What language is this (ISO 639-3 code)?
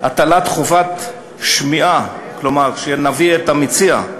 heb